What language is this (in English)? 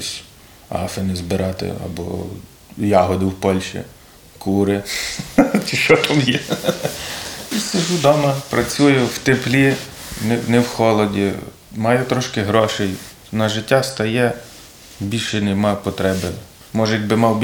Ukrainian